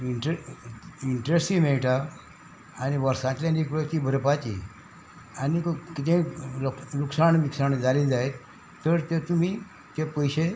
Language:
Konkani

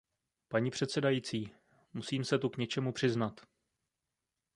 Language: Czech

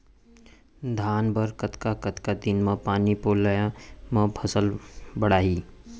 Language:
Chhattisgarhi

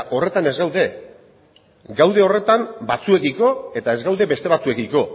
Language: Basque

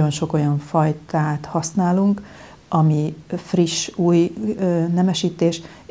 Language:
Hungarian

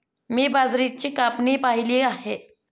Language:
Marathi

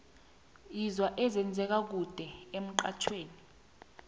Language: South Ndebele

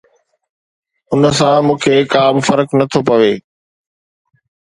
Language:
Sindhi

